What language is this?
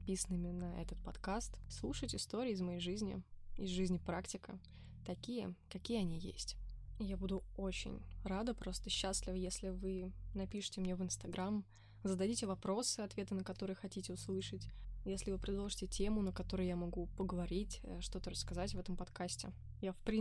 Russian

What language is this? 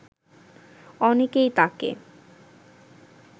Bangla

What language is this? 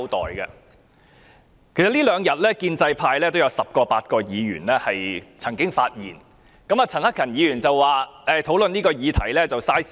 Cantonese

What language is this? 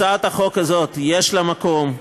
Hebrew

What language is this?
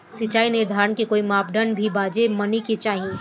Bhojpuri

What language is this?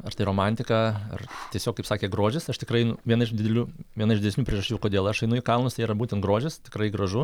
Lithuanian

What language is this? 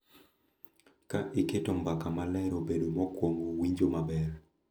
Luo (Kenya and Tanzania)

